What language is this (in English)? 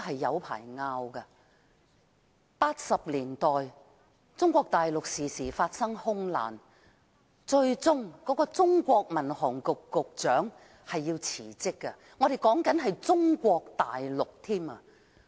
Cantonese